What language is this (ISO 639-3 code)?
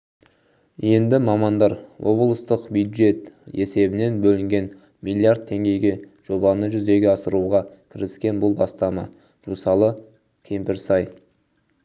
kaz